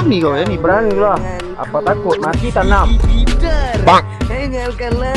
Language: Indonesian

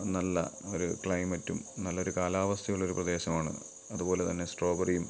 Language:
Malayalam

